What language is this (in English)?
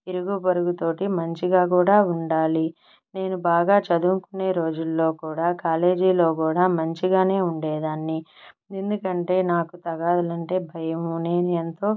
Telugu